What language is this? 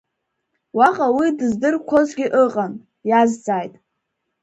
Abkhazian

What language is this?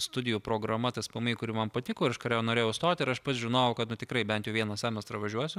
Lithuanian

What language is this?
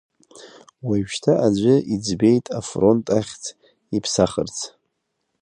Abkhazian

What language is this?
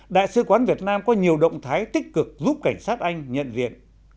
Vietnamese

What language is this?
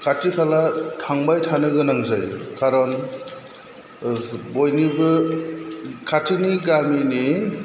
Bodo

